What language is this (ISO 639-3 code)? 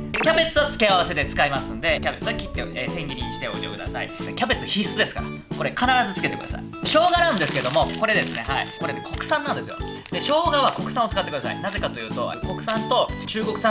jpn